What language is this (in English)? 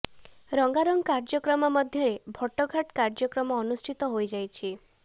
Odia